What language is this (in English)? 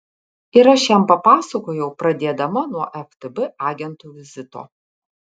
Lithuanian